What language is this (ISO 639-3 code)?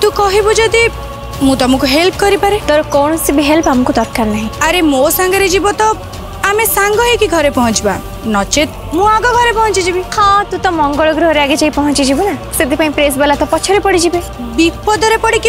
hin